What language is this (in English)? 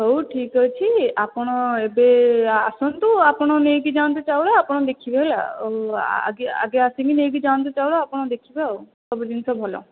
Odia